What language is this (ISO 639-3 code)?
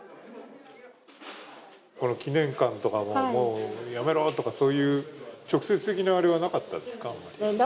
jpn